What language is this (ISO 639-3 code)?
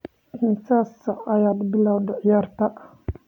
som